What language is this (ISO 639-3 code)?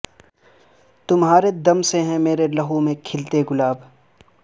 urd